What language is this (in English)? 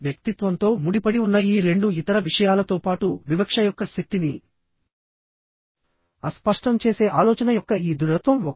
Telugu